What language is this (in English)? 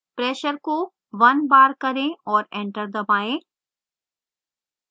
Hindi